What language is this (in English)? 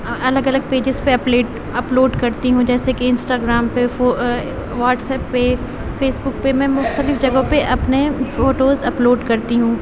Urdu